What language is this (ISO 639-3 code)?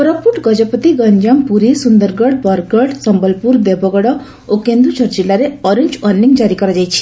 ori